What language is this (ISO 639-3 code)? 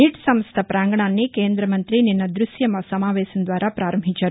tel